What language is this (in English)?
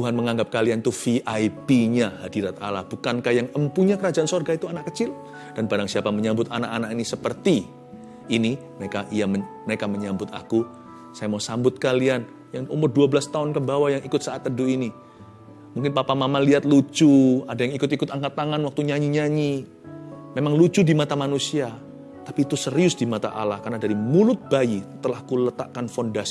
Indonesian